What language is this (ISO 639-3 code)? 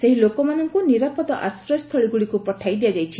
ori